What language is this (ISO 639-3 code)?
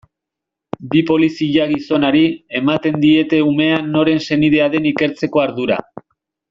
eus